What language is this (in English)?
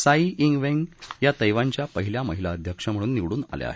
Marathi